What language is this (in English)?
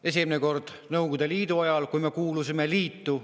Estonian